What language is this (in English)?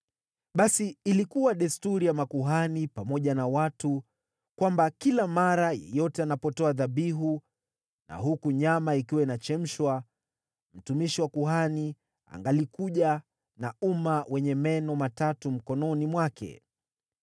Swahili